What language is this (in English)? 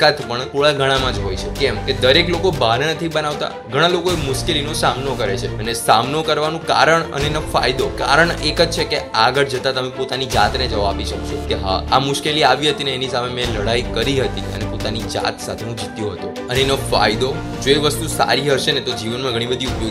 Gujarati